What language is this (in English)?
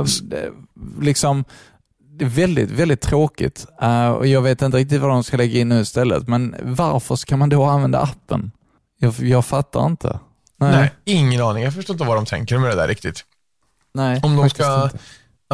Swedish